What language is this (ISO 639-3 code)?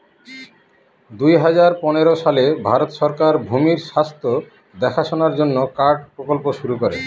ben